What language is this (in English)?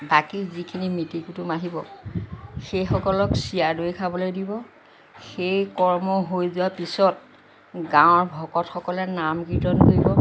Assamese